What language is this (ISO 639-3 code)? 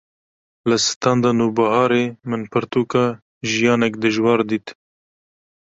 kur